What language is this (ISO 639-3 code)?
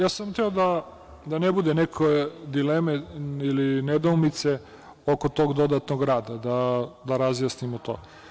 srp